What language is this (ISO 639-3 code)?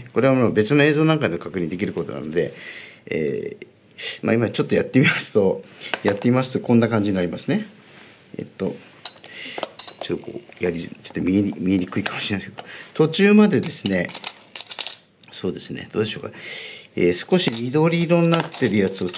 jpn